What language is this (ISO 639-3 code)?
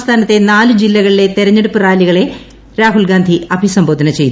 mal